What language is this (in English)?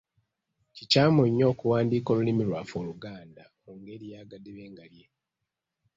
Ganda